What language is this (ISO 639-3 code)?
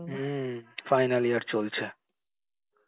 ben